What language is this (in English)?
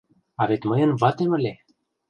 Mari